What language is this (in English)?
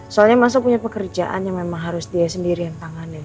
Indonesian